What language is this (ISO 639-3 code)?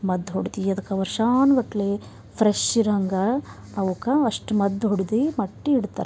kan